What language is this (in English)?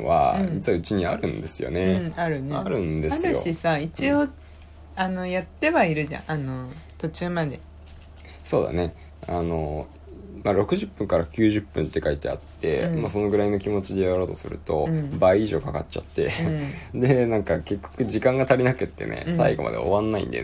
Japanese